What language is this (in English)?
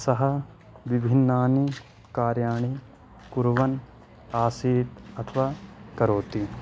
Sanskrit